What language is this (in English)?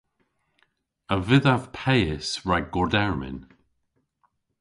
Cornish